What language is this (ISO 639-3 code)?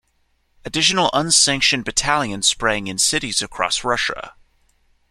eng